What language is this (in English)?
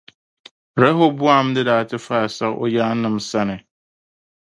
Dagbani